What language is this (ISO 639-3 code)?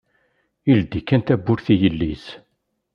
kab